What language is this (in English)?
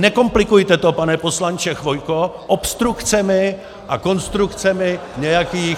Czech